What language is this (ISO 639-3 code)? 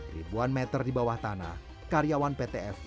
ind